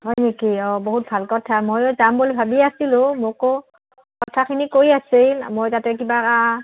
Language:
Assamese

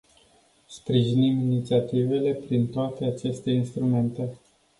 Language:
Romanian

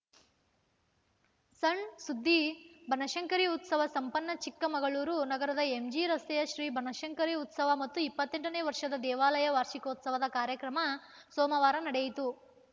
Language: Kannada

